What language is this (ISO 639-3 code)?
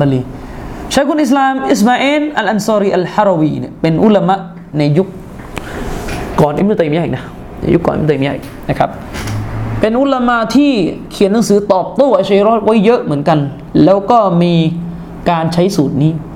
tha